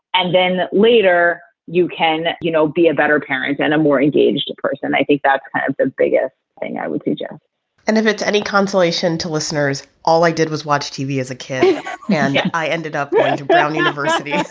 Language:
English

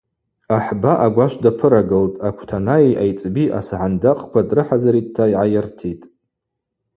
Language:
Abaza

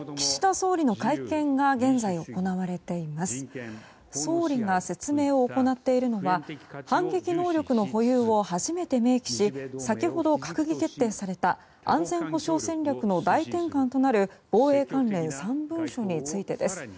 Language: Japanese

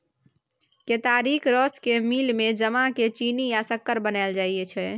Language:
Maithili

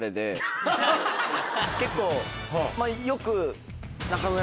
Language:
Japanese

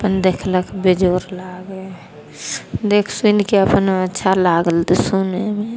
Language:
Maithili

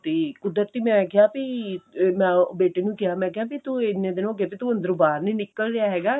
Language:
Punjabi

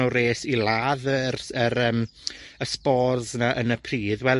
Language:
Welsh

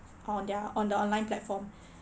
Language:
English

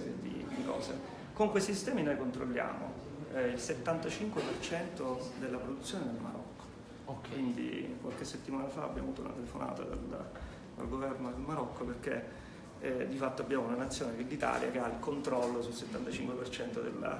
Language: Italian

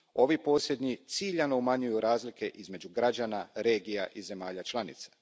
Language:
Croatian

